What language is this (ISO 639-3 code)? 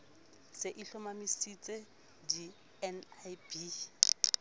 sot